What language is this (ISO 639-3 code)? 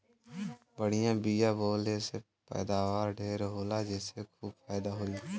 bho